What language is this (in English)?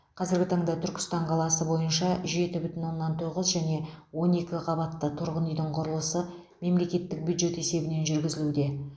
Kazakh